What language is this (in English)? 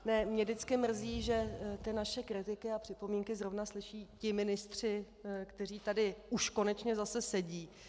Czech